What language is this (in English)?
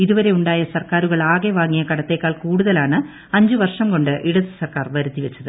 Malayalam